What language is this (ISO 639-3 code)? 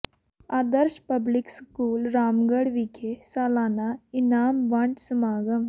pan